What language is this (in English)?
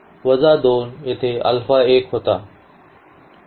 Marathi